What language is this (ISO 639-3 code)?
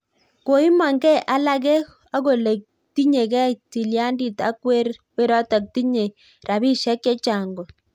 kln